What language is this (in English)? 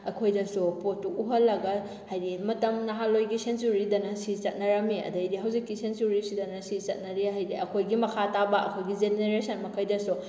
Manipuri